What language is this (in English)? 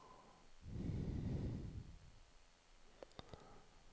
Norwegian